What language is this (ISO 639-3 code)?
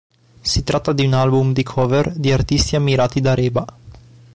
ita